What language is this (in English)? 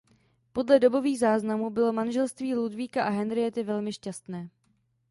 Czech